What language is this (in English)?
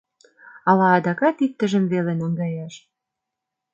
Mari